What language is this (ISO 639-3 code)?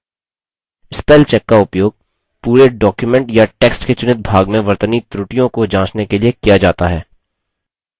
hin